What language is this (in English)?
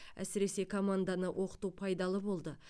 Kazakh